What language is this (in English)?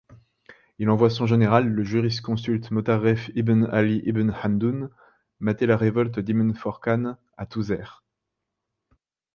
French